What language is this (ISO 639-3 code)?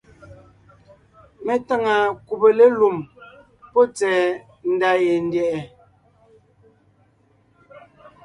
nnh